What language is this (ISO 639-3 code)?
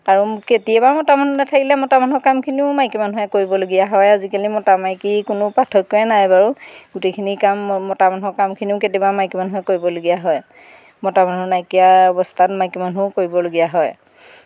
asm